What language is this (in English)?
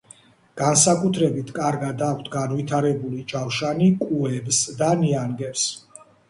Georgian